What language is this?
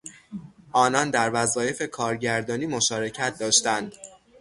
Persian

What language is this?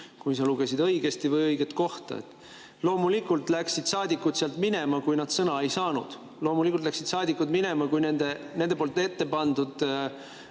Estonian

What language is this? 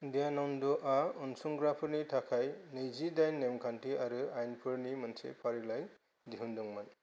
Bodo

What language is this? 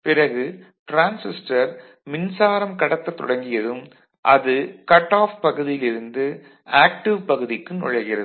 Tamil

